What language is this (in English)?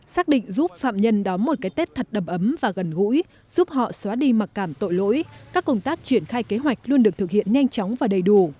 Vietnamese